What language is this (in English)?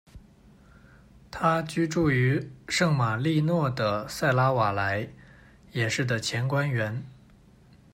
Chinese